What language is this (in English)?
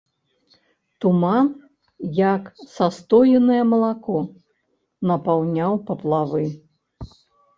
Belarusian